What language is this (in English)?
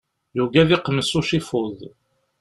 Kabyle